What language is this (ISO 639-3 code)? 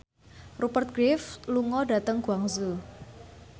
jav